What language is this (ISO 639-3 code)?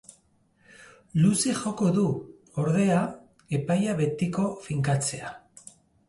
eus